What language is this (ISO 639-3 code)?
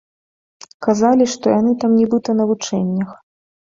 bel